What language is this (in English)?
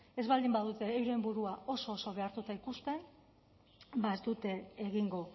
Basque